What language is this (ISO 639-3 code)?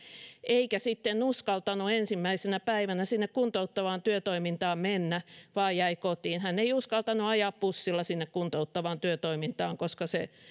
fin